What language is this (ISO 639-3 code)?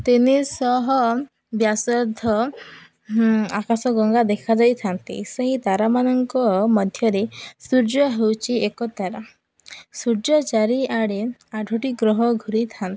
ori